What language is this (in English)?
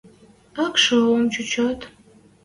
Western Mari